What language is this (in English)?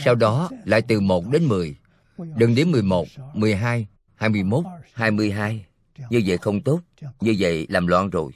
Vietnamese